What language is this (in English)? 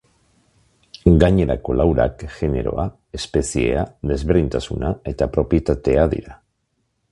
Basque